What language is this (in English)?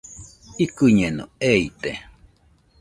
Nüpode Huitoto